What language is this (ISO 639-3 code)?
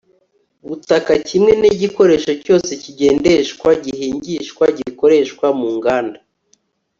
kin